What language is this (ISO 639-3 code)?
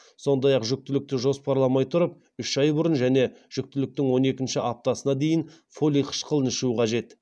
kaz